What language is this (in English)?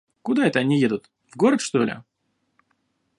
Russian